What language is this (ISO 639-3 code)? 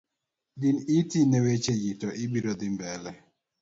luo